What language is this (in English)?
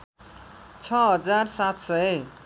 Nepali